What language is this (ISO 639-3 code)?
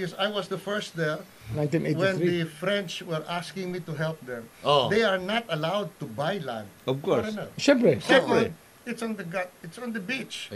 fil